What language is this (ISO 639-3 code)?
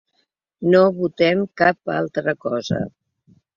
cat